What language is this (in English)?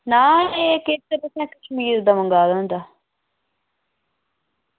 Dogri